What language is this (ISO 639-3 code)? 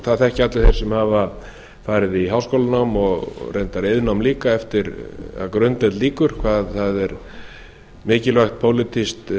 isl